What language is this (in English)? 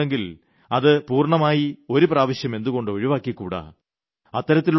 Malayalam